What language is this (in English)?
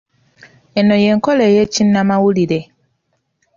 Ganda